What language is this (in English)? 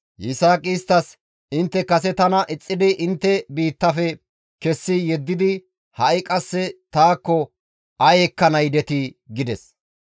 Gamo